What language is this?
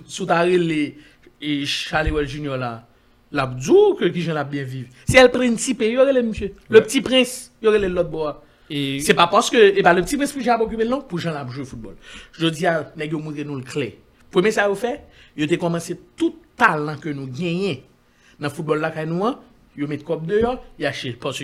French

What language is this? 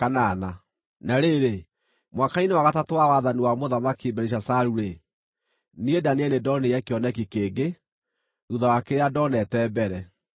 Kikuyu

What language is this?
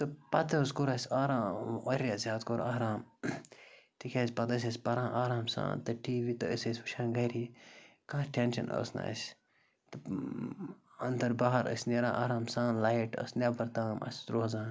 Kashmiri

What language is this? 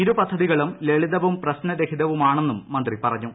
Malayalam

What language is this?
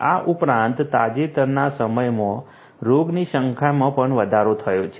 Gujarati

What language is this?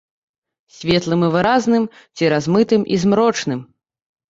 Belarusian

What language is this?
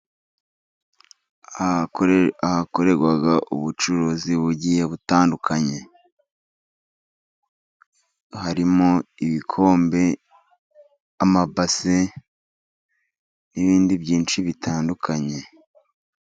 Kinyarwanda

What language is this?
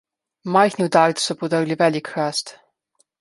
Slovenian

